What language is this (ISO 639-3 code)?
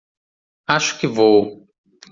por